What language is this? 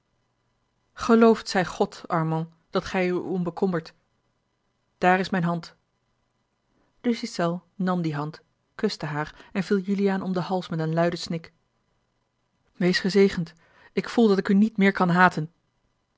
Dutch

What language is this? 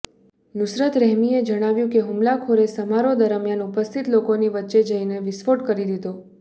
Gujarati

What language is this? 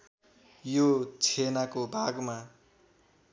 Nepali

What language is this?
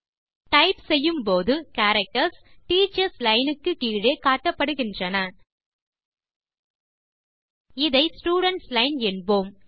Tamil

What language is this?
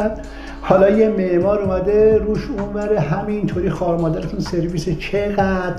Persian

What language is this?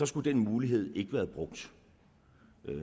Danish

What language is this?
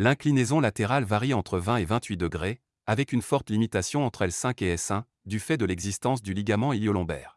French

